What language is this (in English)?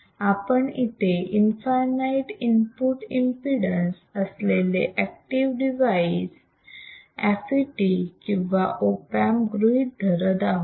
Marathi